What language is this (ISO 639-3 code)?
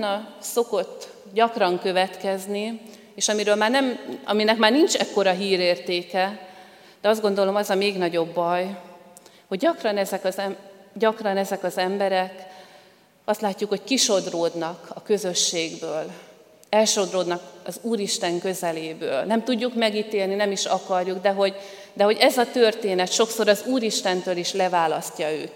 hun